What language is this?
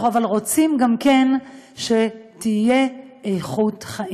Hebrew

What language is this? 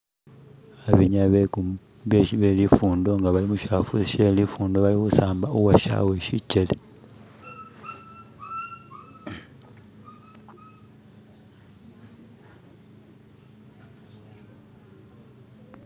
Masaaba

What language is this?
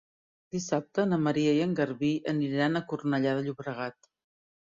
Catalan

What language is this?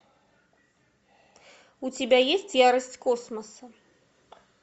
Russian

